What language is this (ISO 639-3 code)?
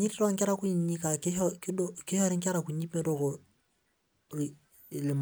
mas